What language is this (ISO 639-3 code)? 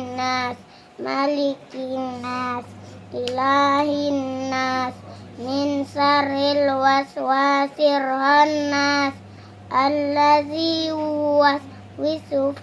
ind